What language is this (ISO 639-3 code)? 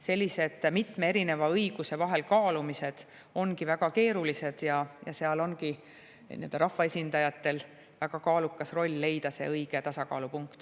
est